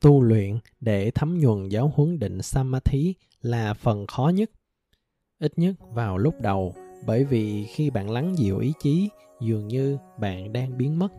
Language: Vietnamese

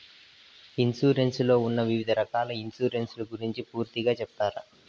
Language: Telugu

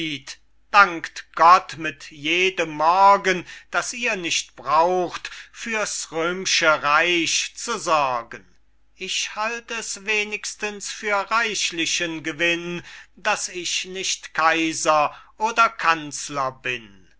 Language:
German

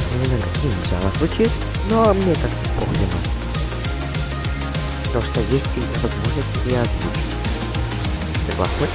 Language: Russian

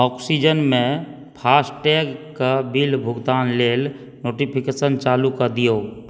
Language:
Maithili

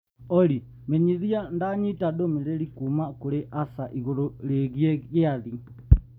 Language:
Kikuyu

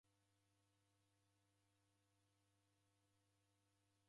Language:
Taita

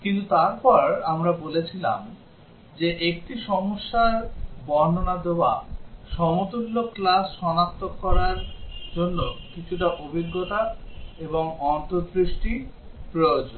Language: Bangla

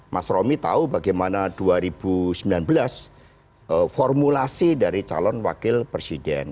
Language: Indonesian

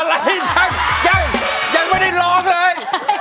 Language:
Thai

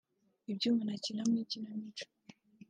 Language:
Kinyarwanda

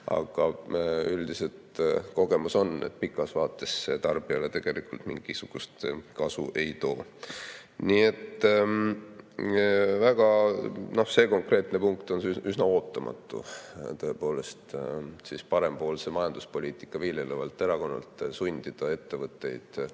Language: Estonian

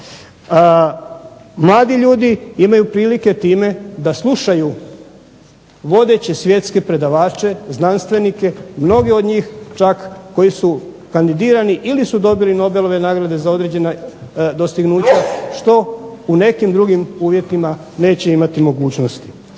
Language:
Croatian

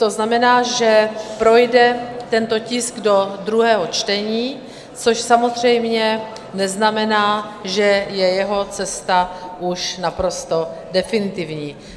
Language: Czech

